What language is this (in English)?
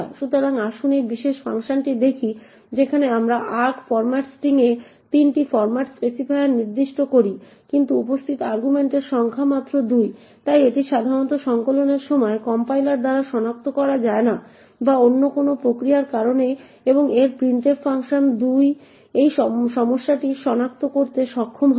Bangla